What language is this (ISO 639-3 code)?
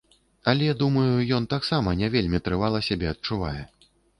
bel